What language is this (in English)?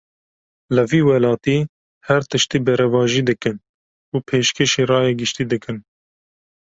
Kurdish